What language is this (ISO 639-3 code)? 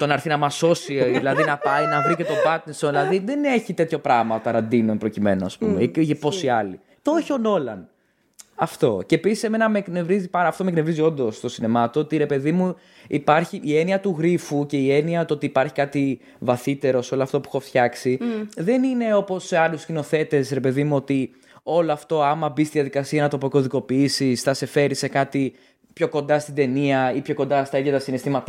ell